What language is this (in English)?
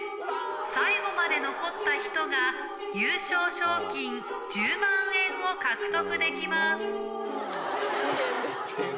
Japanese